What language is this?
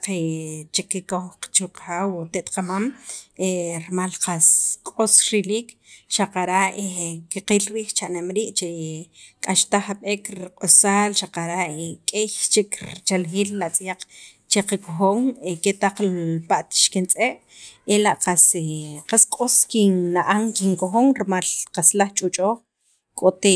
Sacapulteco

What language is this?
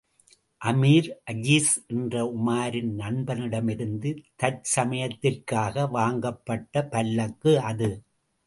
Tamil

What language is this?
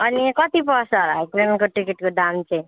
Nepali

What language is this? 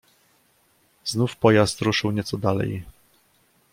Polish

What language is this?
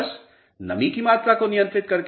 Hindi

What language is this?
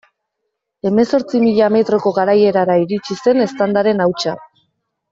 Basque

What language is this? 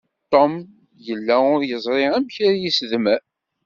Kabyle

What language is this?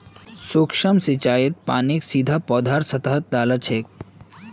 Magahi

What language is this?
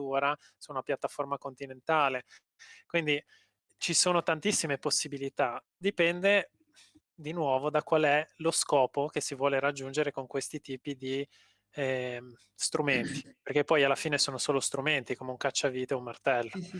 Italian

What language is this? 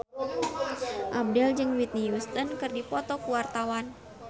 Sundanese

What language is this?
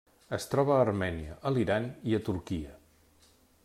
Catalan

